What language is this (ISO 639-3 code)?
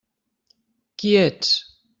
cat